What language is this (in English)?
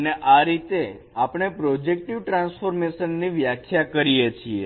Gujarati